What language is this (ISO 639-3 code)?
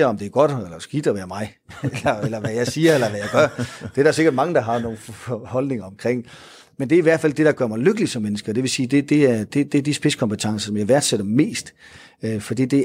dan